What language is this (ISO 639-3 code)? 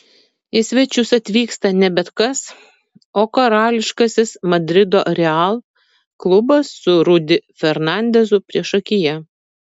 lit